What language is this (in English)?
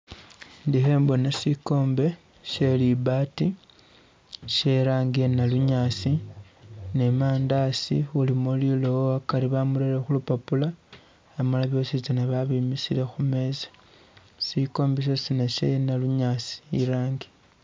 Masaaba